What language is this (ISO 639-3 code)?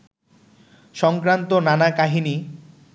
ben